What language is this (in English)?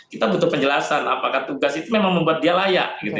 Indonesian